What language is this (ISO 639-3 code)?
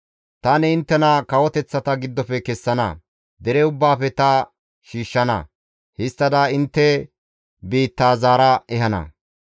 gmv